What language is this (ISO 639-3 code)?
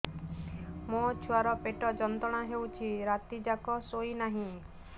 ori